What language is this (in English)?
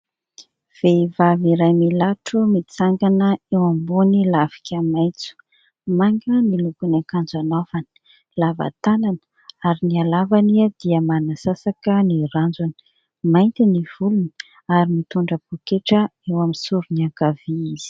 Malagasy